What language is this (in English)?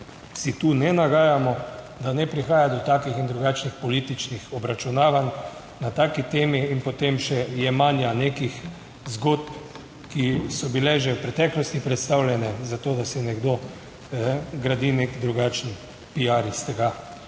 Slovenian